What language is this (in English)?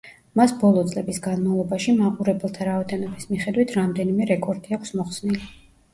Georgian